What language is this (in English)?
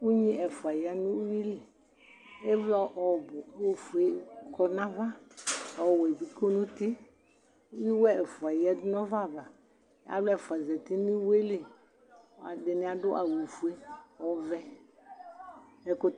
Ikposo